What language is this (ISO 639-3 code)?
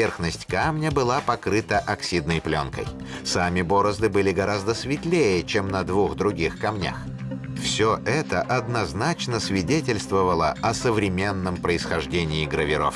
rus